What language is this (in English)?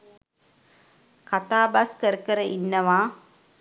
Sinhala